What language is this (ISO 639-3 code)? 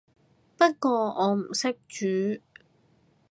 yue